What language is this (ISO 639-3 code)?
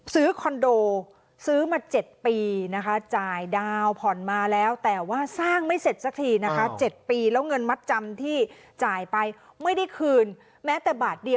tha